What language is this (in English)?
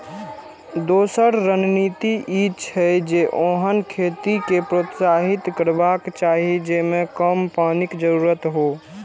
Maithili